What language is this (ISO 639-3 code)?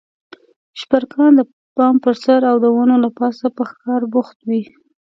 pus